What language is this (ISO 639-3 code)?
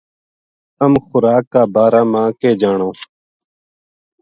gju